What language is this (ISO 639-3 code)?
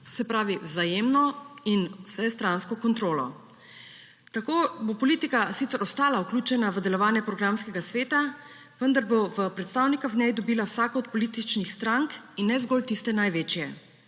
slv